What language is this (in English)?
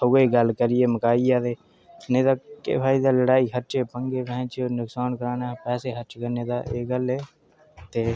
Dogri